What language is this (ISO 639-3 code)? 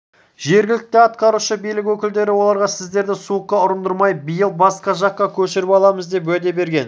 kaz